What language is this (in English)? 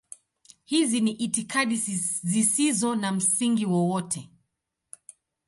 Swahili